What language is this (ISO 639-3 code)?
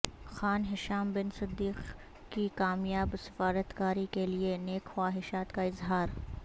urd